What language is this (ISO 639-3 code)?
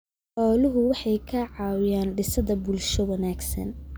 som